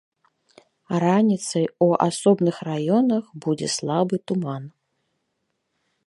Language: Belarusian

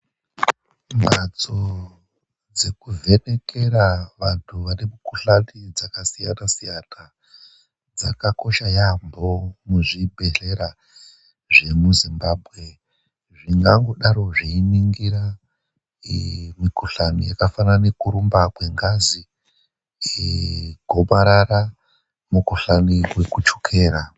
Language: Ndau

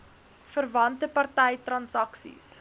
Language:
Afrikaans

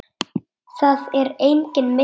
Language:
Icelandic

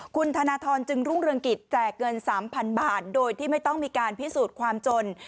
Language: Thai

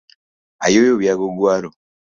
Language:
Luo (Kenya and Tanzania)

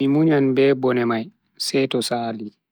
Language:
Bagirmi Fulfulde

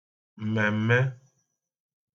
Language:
Igbo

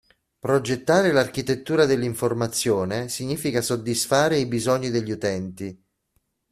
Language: Italian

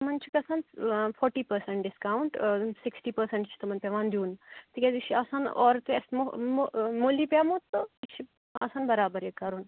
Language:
Kashmiri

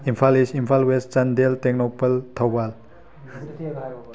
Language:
Manipuri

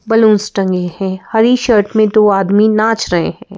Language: Hindi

